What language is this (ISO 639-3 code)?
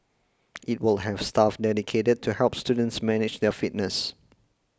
eng